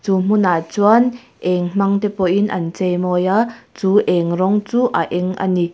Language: Mizo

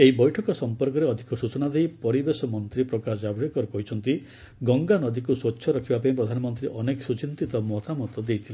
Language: Odia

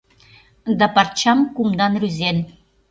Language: Mari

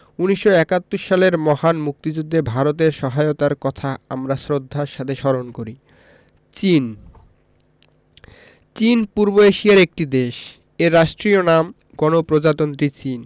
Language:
Bangla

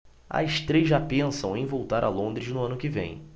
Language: Portuguese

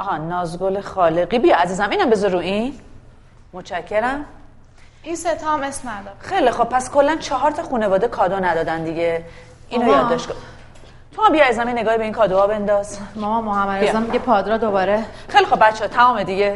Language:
Persian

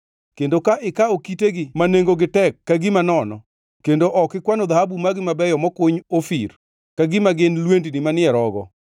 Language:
Luo (Kenya and Tanzania)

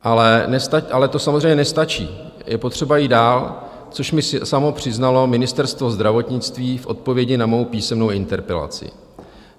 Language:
Czech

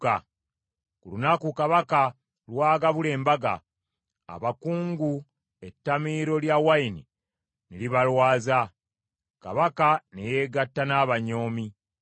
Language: Ganda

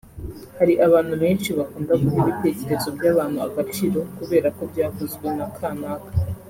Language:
Kinyarwanda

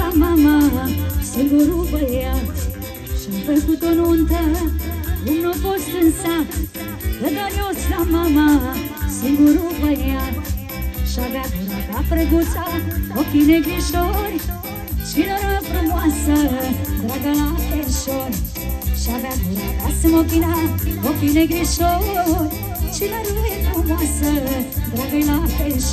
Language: Romanian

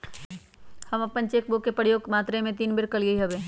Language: Magahi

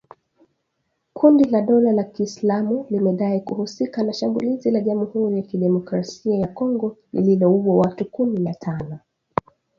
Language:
Swahili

